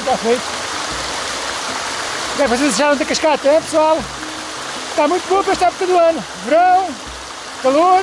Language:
Portuguese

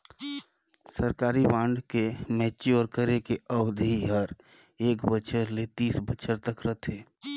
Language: Chhattisgarhi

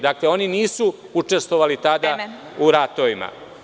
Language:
Serbian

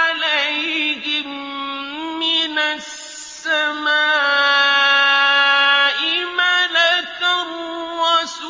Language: Arabic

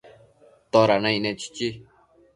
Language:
Matsés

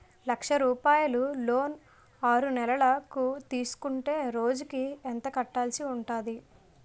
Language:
Telugu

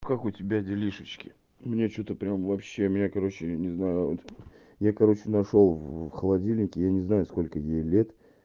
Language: Russian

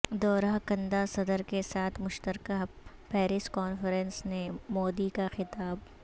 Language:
Urdu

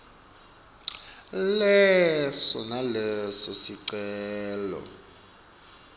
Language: Swati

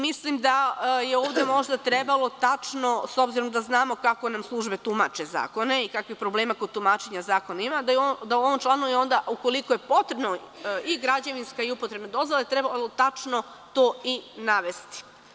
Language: Serbian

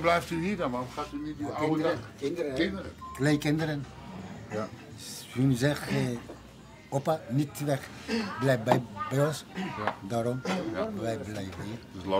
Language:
Dutch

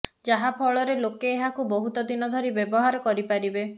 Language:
Odia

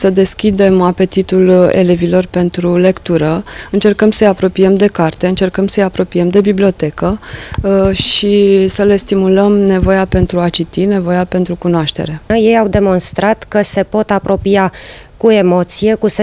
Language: Romanian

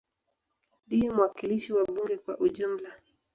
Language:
Swahili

